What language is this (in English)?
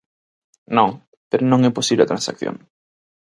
Galician